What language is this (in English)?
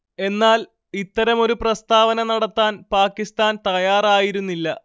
Malayalam